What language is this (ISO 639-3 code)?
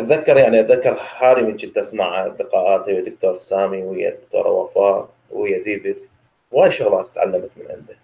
ara